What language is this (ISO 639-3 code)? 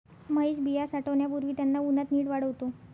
mar